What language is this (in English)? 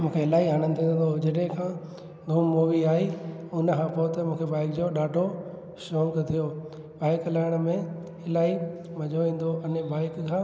Sindhi